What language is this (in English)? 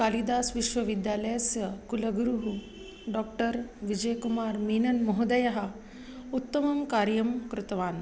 Sanskrit